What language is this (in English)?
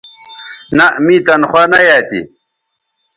Bateri